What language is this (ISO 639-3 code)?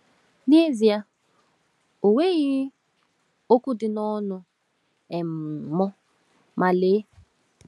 ibo